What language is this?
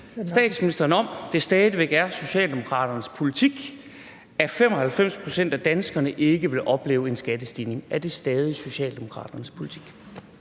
Danish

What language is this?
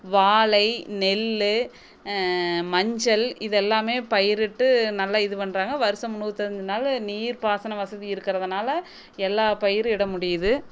Tamil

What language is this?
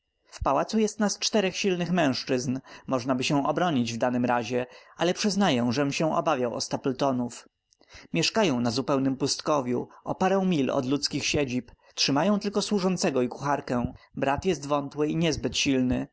Polish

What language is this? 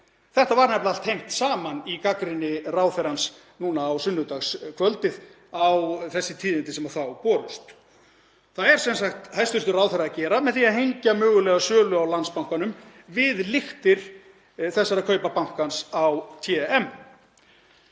Icelandic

